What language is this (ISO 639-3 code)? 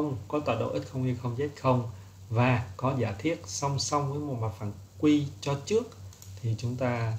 vie